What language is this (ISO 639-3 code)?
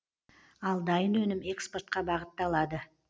kaz